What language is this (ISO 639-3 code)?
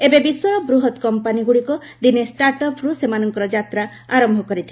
ori